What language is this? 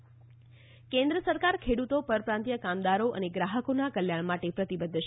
Gujarati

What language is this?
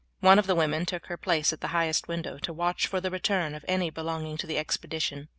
English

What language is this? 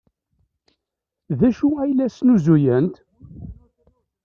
Kabyle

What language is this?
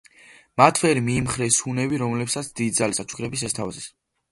Georgian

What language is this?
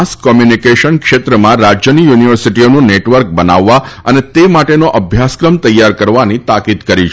Gujarati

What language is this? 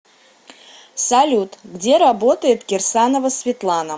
Russian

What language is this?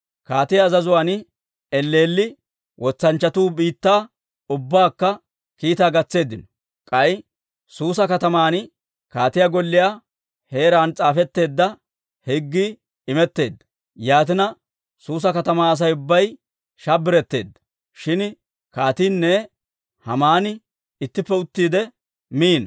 Dawro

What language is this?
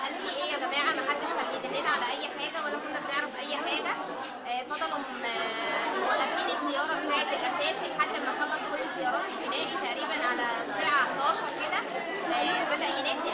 Arabic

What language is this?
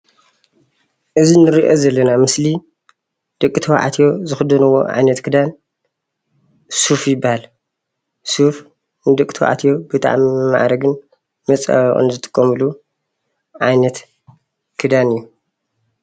Tigrinya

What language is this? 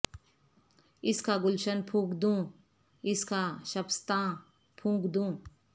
Urdu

